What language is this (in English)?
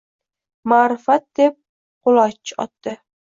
Uzbek